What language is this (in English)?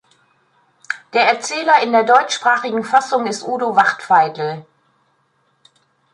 German